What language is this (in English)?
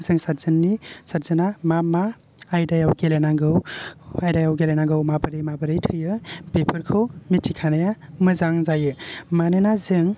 Bodo